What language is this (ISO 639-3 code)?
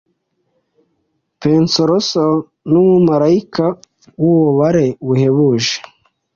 kin